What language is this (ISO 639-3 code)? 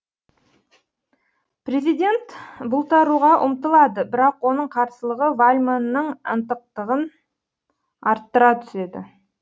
kaz